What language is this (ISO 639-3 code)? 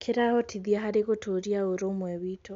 kik